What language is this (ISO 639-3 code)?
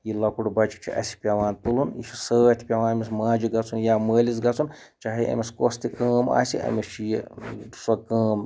kas